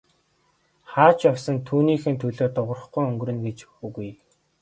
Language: Mongolian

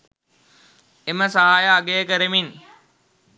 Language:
Sinhala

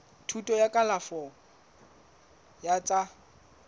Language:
Southern Sotho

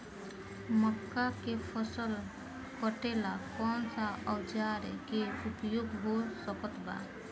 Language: Bhojpuri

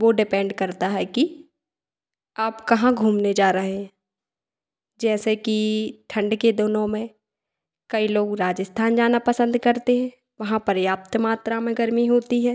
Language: Hindi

